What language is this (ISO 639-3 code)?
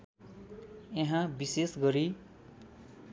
nep